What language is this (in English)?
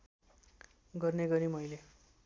Nepali